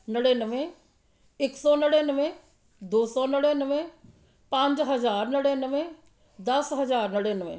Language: Punjabi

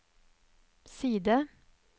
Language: Norwegian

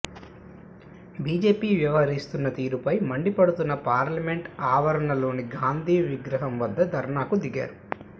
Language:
Telugu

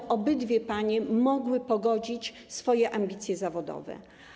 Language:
Polish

